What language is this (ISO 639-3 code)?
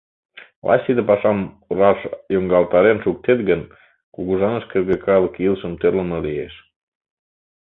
chm